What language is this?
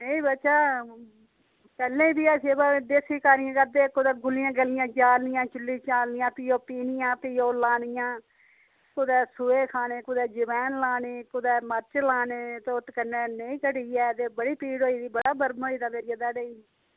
Dogri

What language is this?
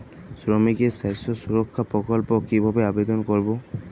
Bangla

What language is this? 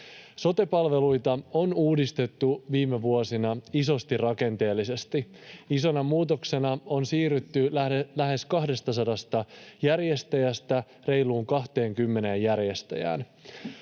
Finnish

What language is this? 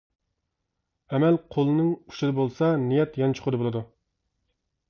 Uyghur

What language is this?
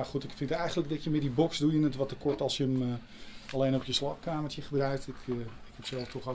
Dutch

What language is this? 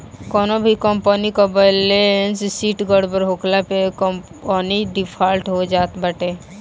Bhojpuri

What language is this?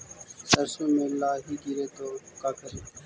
Magahi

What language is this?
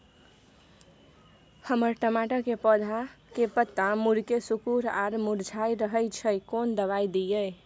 Maithili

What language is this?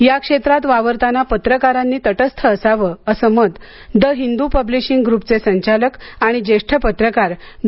Marathi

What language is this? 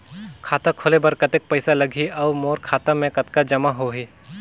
Chhattisgarhi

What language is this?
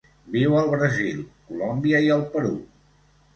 Catalan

